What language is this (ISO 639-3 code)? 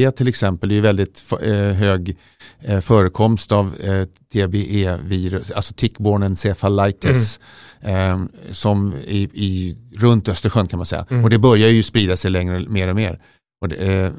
swe